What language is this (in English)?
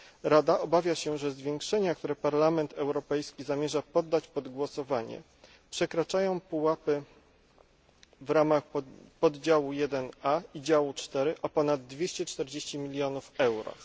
Polish